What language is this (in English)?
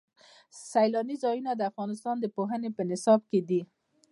Pashto